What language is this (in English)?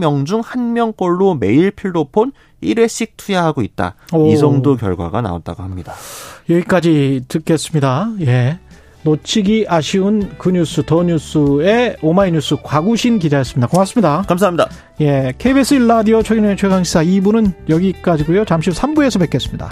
Korean